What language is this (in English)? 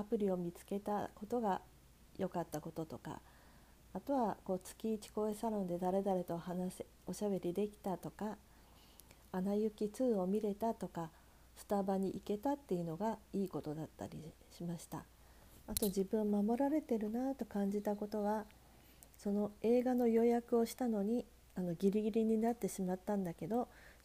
Japanese